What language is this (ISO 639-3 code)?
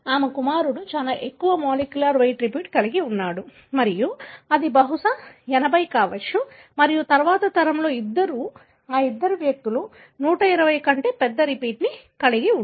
tel